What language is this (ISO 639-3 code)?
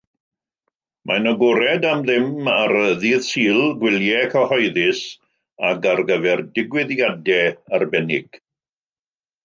cym